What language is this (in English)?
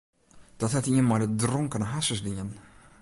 Western Frisian